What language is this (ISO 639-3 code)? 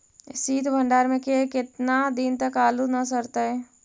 mag